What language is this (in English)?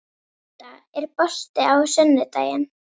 Icelandic